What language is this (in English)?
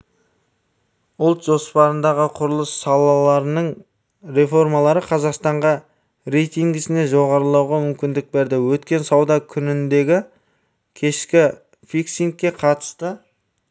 Kazakh